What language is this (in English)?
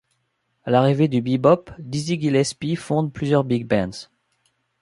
French